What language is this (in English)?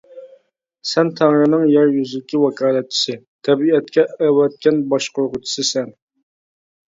Uyghur